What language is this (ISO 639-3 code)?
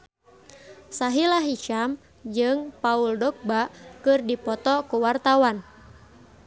sun